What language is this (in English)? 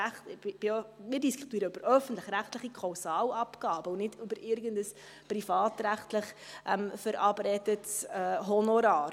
Swiss German